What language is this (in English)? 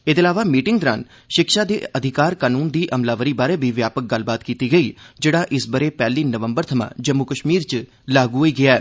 Dogri